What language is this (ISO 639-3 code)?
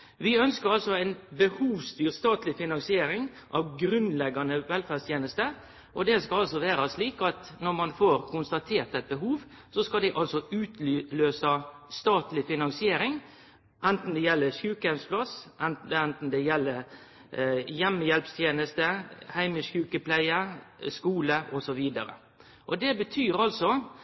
nno